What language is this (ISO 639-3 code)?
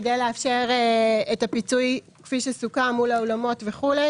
heb